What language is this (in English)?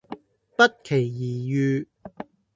Cantonese